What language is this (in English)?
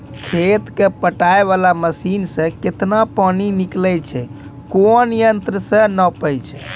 Maithili